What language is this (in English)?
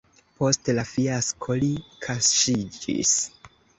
Esperanto